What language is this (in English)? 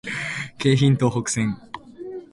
Japanese